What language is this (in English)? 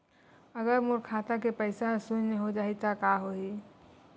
Chhattisgarhi